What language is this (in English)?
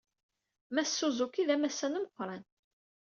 Kabyle